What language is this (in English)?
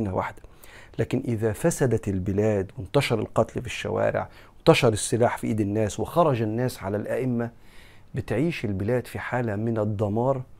Arabic